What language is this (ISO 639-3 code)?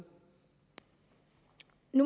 dan